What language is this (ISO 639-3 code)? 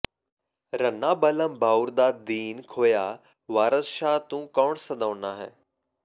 pan